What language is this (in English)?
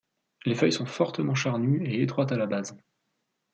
French